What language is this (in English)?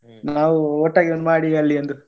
Kannada